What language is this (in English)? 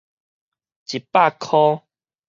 Min Nan Chinese